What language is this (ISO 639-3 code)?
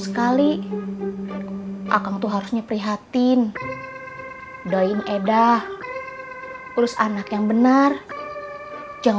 ind